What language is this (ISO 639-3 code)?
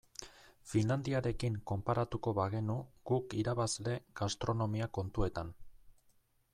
eus